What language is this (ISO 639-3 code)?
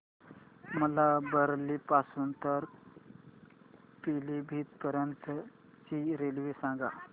mar